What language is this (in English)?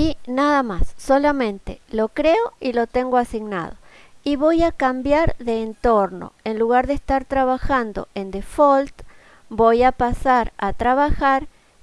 Spanish